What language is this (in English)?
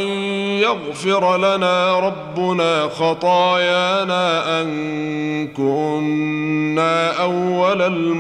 Arabic